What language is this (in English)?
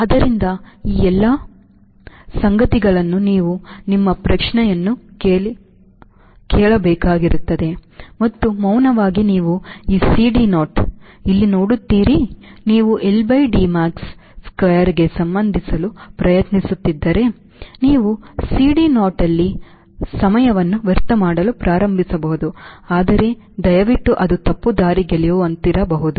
Kannada